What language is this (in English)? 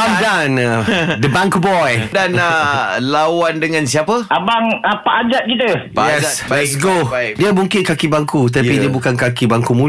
Malay